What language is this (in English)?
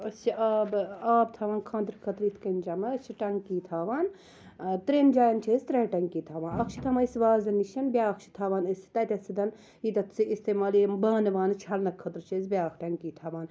Kashmiri